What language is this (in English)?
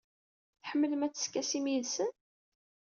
Kabyle